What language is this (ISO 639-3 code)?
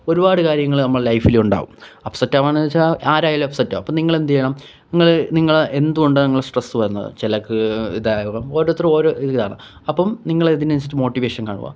mal